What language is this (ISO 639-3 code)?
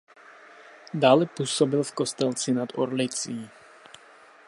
ces